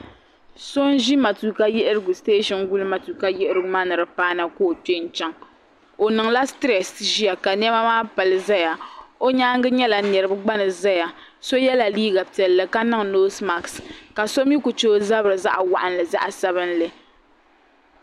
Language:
Dagbani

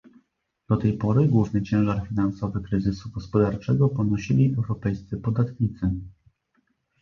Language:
Polish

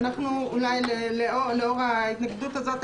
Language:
Hebrew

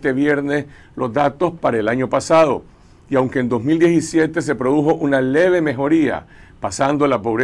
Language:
Spanish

